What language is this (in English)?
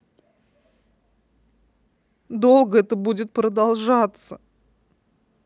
Russian